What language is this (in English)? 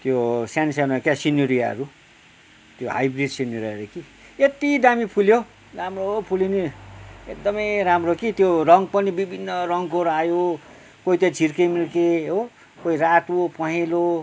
Nepali